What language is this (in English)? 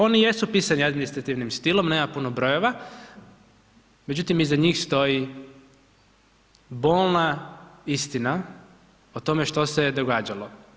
Croatian